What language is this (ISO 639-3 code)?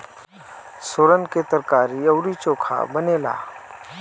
bho